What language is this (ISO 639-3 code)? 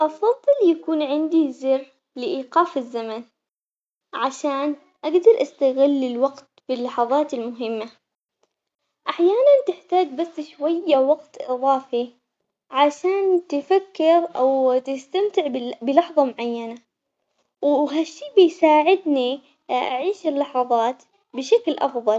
acx